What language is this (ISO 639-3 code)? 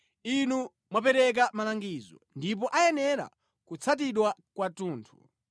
nya